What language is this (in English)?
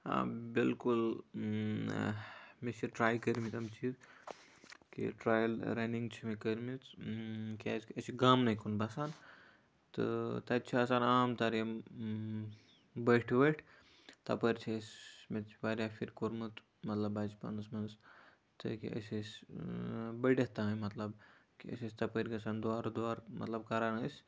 Kashmiri